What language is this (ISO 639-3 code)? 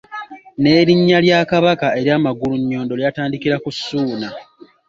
lug